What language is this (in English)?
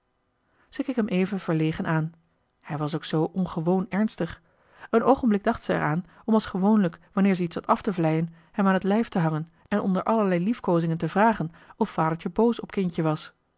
Dutch